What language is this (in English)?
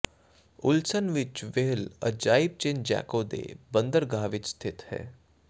Punjabi